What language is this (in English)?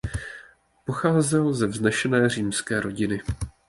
Czech